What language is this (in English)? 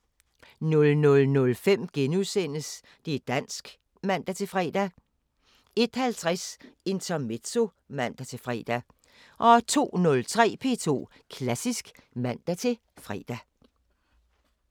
Danish